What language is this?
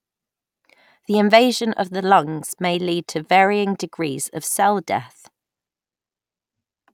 English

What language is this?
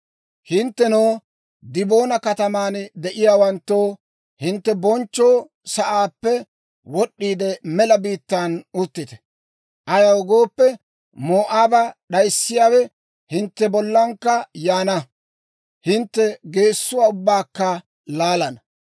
Dawro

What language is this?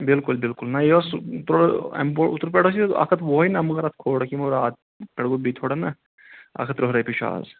Kashmiri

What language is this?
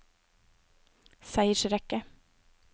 Norwegian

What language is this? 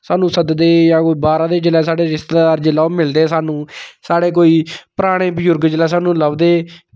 Dogri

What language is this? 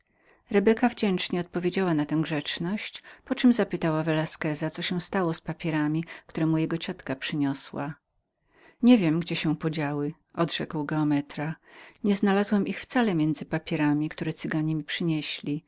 Polish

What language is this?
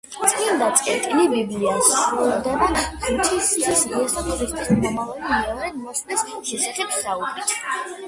Georgian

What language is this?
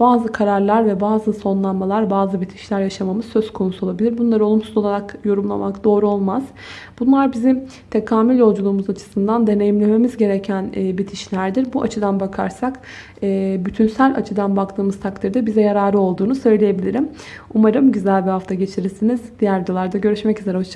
Turkish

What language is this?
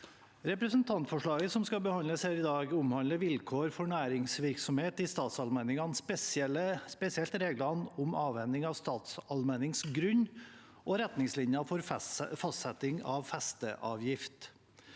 Norwegian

